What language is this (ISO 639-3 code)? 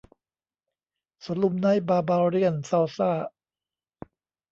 tha